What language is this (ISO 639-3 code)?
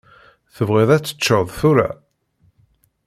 kab